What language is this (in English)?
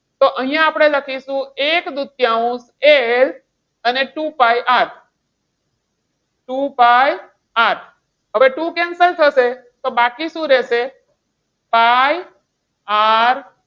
Gujarati